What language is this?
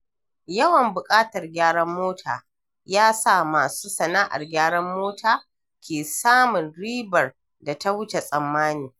Hausa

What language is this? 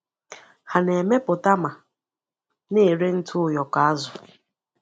Igbo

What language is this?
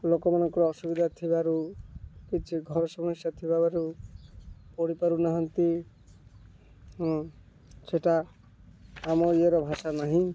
Odia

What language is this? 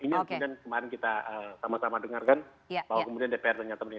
Indonesian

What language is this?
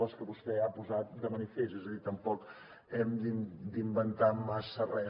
Catalan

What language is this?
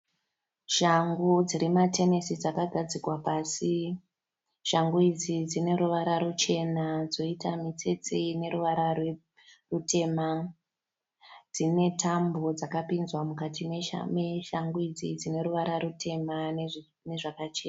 Shona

